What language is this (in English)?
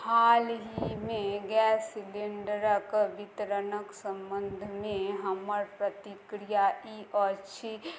Maithili